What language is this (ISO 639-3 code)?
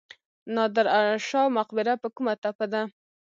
pus